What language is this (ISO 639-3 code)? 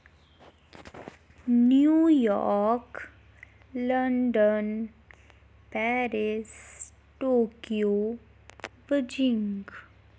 doi